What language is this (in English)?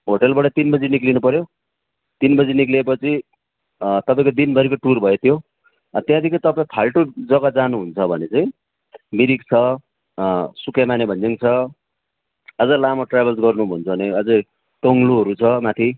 Nepali